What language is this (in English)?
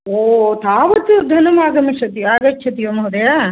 Sanskrit